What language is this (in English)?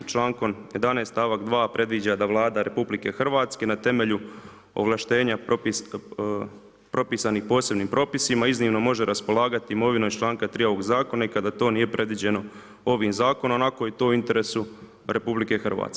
Croatian